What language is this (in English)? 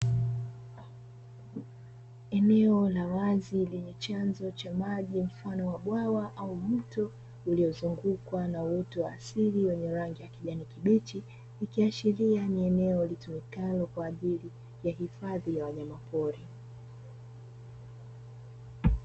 Swahili